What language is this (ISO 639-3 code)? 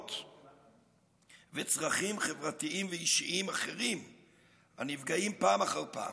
heb